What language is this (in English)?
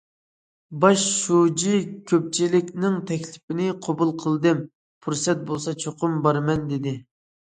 Uyghur